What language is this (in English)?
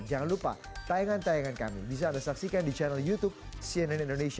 Indonesian